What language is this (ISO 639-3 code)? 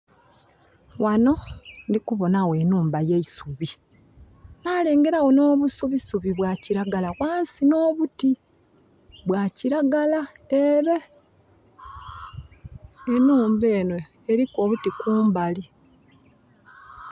xog